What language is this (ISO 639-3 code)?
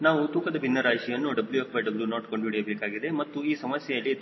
kan